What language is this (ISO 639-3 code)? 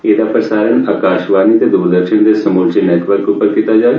doi